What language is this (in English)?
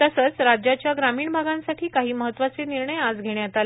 Marathi